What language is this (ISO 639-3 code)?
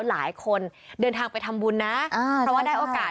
tha